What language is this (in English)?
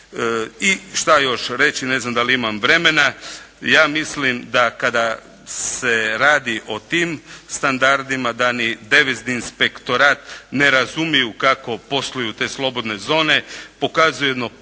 Croatian